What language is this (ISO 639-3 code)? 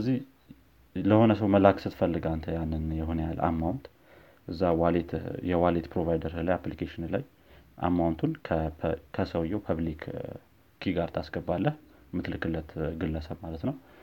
amh